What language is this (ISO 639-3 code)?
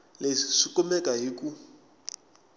tso